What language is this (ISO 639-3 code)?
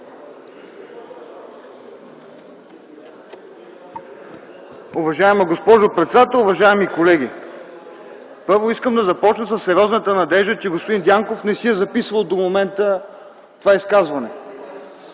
bul